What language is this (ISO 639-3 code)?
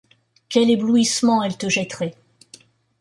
fra